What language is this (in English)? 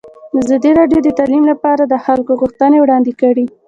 Pashto